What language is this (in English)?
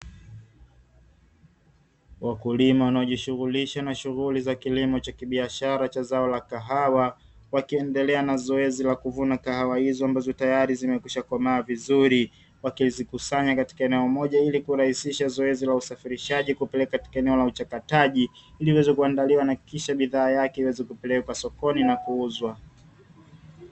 Swahili